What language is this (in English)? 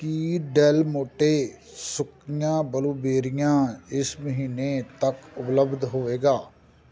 Punjabi